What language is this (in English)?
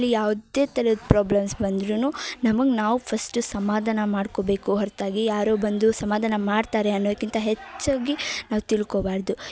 Kannada